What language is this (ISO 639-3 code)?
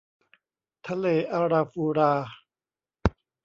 tha